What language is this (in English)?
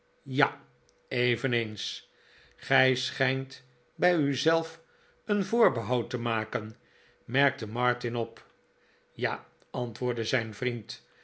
Dutch